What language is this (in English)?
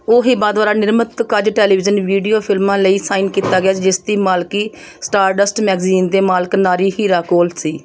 Punjabi